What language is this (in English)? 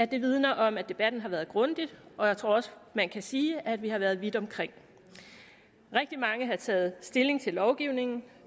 Danish